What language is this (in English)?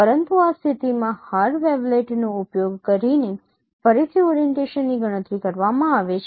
Gujarati